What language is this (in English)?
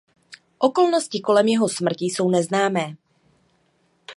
Czech